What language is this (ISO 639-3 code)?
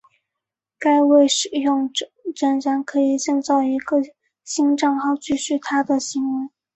zho